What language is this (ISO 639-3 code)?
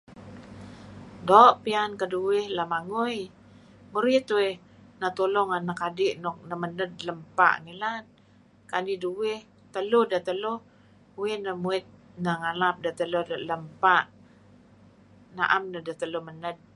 kzi